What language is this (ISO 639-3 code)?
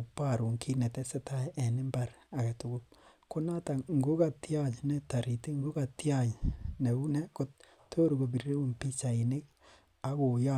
kln